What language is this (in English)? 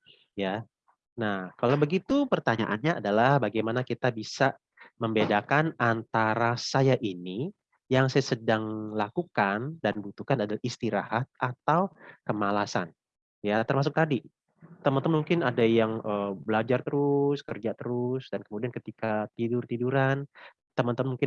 Indonesian